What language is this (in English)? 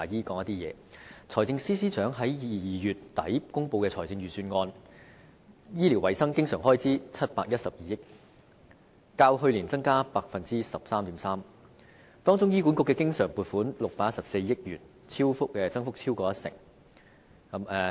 Cantonese